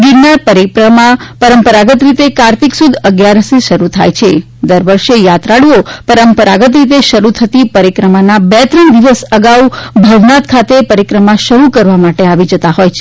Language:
Gujarati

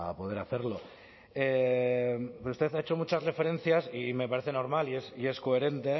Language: Spanish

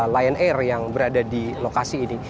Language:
Indonesian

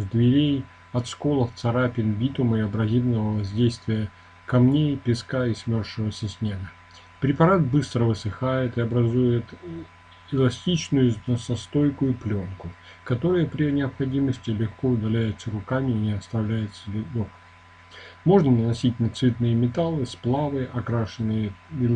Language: Russian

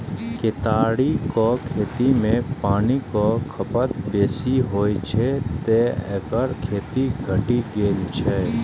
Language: Maithili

